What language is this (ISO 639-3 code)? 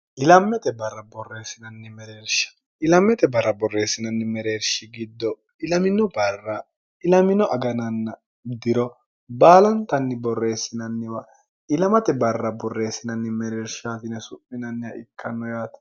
sid